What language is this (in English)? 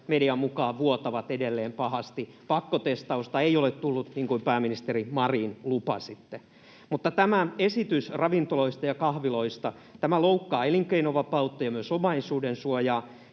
Finnish